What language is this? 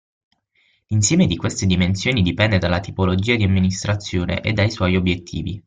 Italian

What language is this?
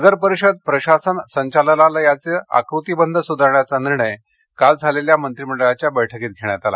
Marathi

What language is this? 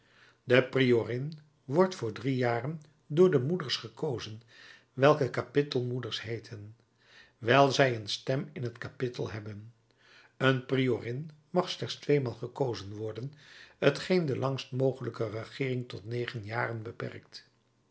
Dutch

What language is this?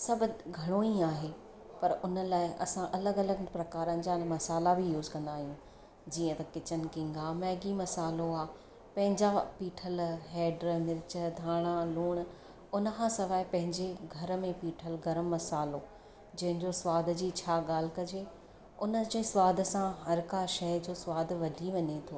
Sindhi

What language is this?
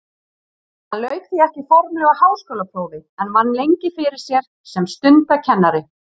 Icelandic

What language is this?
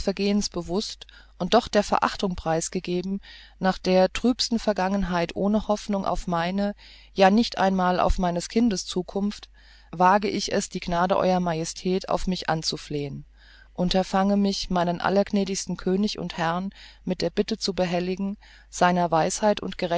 German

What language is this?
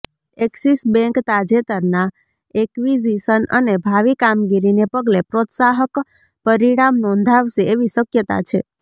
Gujarati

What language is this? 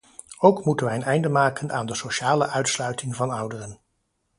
Dutch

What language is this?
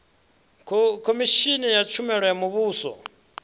Venda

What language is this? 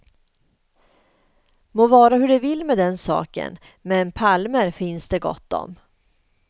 Swedish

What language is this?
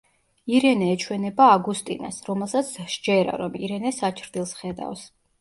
Georgian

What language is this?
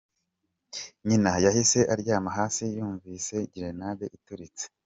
Kinyarwanda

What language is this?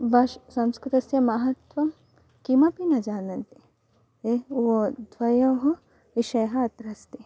Sanskrit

